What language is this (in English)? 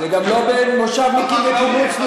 Hebrew